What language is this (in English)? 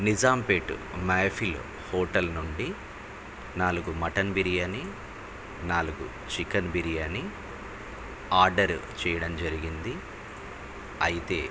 Telugu